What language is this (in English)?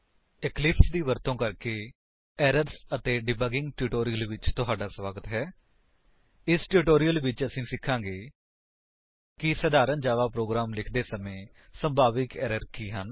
Punjabi